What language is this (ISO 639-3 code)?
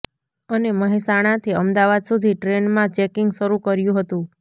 guj